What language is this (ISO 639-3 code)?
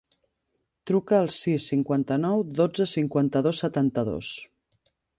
cat